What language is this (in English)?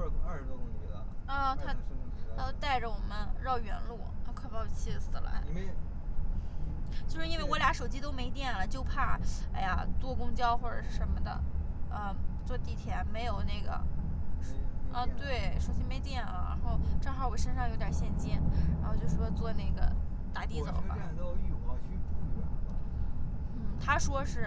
Chinese